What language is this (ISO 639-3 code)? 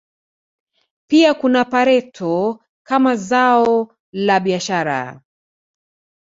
swa